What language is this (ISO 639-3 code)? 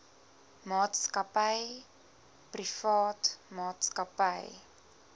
afr